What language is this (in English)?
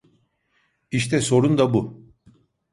Turkish